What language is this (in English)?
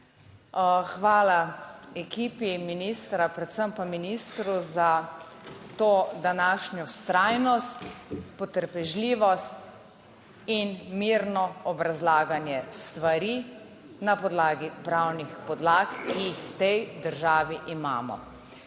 Slovenian